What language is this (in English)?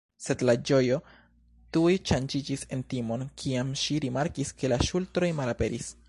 Esperanto